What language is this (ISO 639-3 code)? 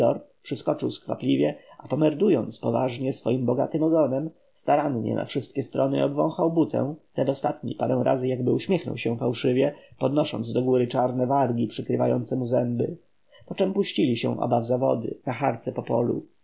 pol